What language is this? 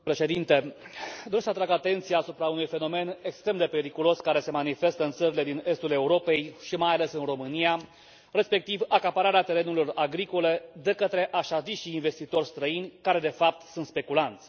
Romanian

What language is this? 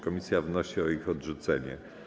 Polish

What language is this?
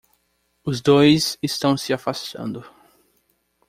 Portuguese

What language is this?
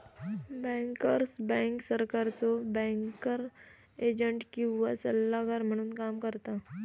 Marathi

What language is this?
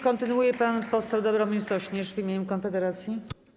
Polish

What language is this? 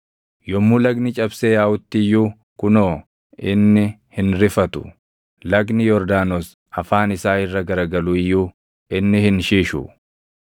Oromo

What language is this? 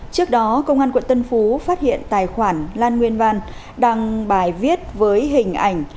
Vietnamese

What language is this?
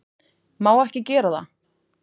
Icelandic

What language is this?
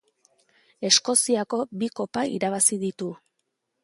Basque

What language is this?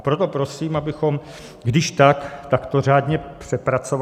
Czech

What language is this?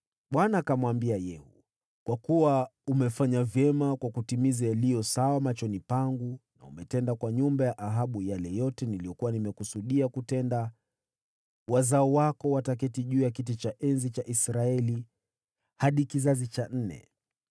Swahili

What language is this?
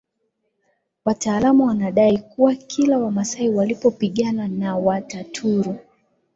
Swahili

